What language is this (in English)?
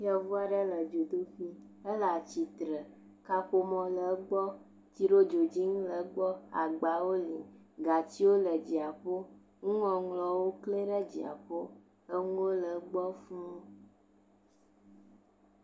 Ewe